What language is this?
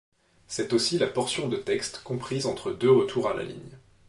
French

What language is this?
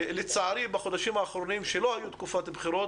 Hebrew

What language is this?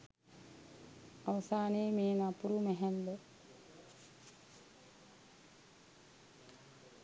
Sinhala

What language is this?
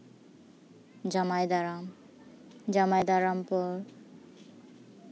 Santali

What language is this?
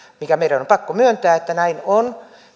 Finnish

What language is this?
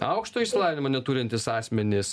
Lithuanian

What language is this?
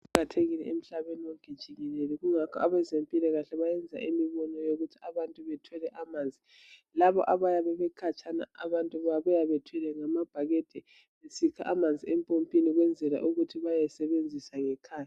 North Ndebele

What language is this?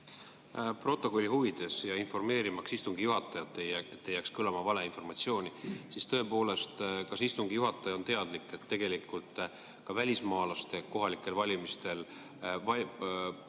Estonian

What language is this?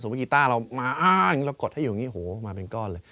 Thai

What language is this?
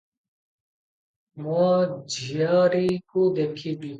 Odia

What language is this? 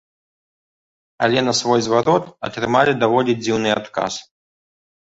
Belarusian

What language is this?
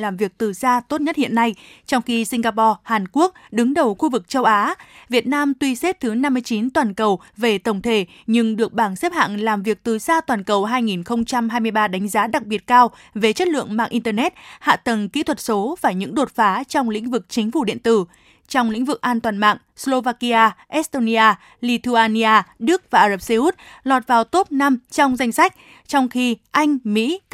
Vietnamese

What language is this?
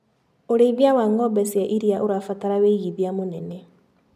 Kikuyu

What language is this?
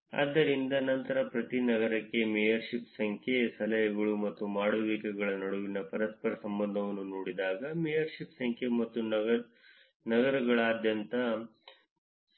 Kannada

